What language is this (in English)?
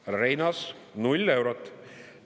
Estonian